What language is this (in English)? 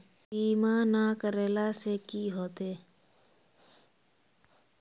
Magahi